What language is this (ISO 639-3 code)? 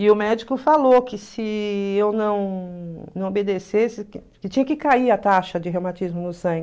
por